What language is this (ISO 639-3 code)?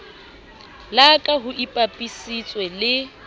sot